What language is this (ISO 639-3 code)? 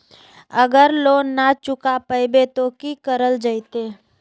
mag